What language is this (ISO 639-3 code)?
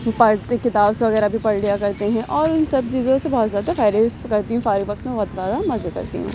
urd